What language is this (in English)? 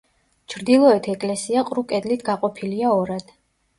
Georgian